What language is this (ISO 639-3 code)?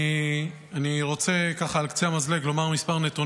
heb